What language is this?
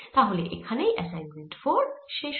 Bangla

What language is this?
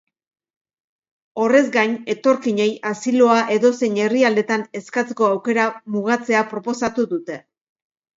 Basque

